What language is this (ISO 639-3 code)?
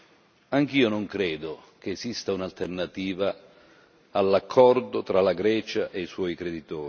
ita